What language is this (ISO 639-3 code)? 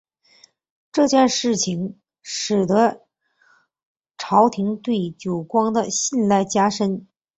zho